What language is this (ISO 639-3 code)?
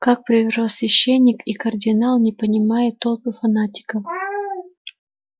rus